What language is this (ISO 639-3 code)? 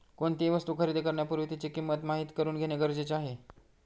mar